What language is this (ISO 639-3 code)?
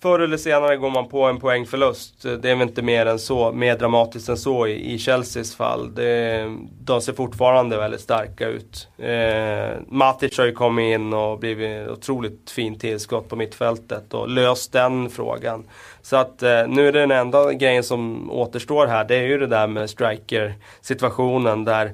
swe